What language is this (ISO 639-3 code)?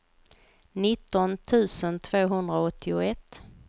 swe